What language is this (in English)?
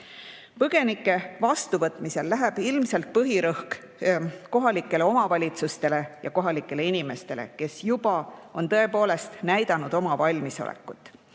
Estonian